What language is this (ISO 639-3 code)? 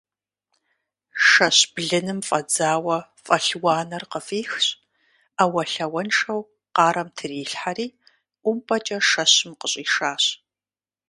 kbd